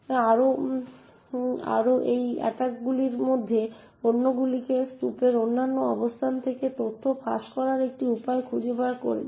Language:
Bangla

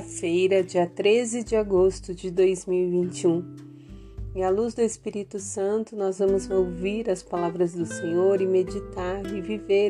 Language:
Portuguese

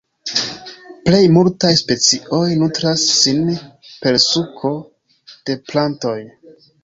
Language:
Esperanto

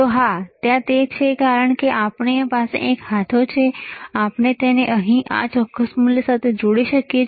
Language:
Gujarati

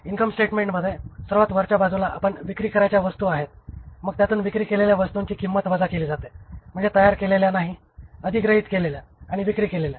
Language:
Marathi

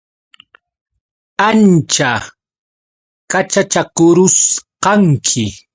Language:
Yauyos Quechua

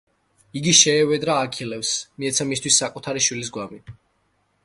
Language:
Georgian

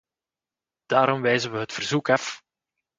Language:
Dutch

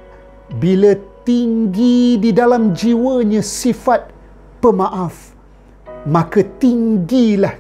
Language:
Malay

